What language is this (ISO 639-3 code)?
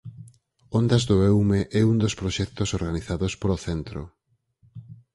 glg